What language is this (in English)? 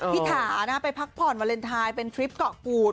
Thai